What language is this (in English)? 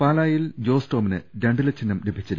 Malayalam